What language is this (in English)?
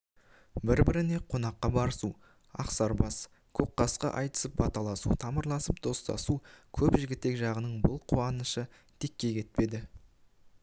Kazakh